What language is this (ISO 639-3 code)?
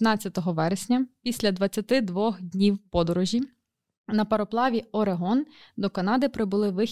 ukr